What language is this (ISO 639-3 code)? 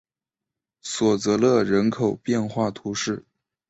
zho